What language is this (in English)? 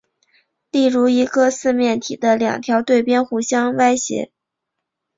Chinese